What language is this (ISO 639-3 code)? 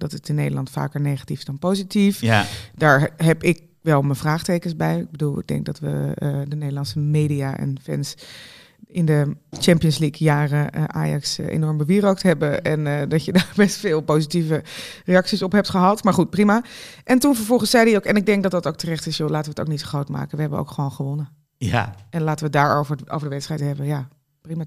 nld